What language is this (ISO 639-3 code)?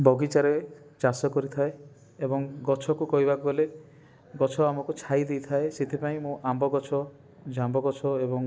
ori